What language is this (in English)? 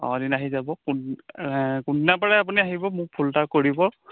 Assamese